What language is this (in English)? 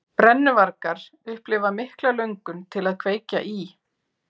Icelandic